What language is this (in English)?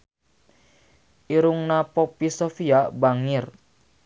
Sundanese